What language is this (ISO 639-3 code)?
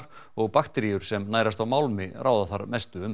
isl